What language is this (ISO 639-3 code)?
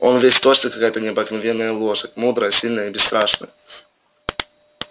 rus